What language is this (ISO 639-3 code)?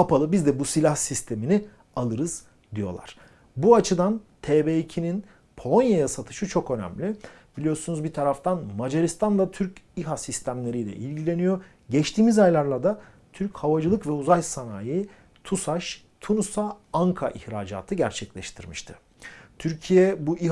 tur